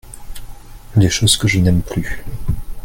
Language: French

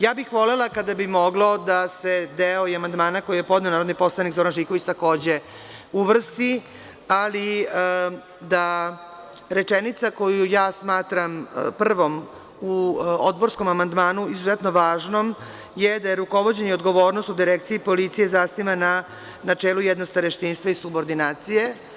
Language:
Serbian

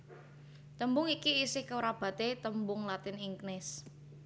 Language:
Javanese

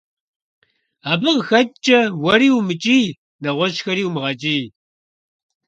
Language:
Kabardian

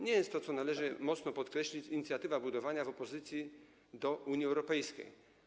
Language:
Polish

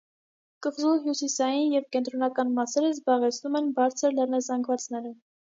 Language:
Armenian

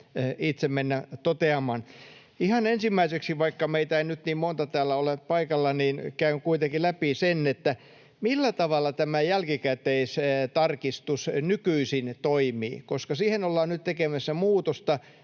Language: Finnish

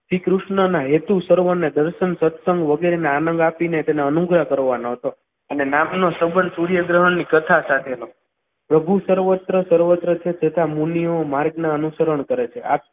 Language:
Gujarati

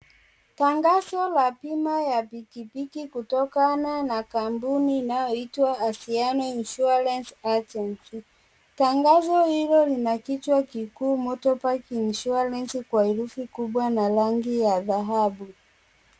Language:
Swahili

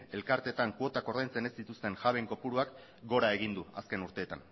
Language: Basque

